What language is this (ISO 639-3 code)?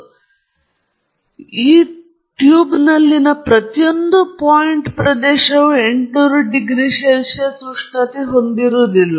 kan